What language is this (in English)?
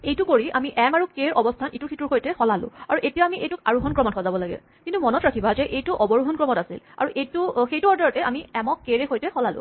Assamese